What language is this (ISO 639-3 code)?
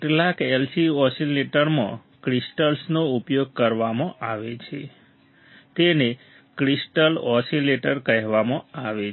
guj